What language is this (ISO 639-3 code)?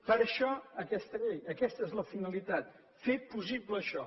cat